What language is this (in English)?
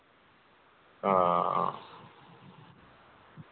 Dogri